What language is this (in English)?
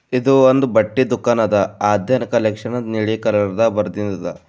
Kannada